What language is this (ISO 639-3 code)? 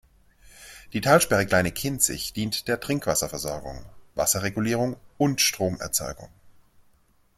deu